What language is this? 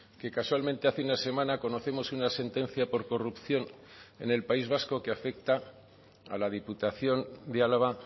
Spanish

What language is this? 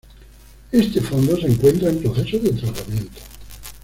Spanish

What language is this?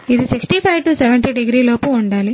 Telugu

